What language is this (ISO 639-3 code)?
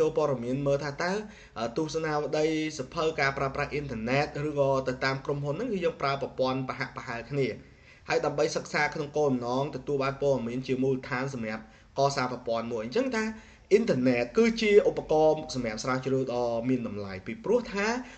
vie